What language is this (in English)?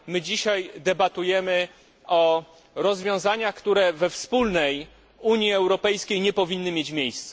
Polish